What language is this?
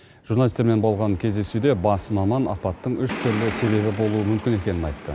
Kazakh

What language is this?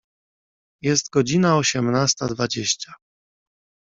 Polish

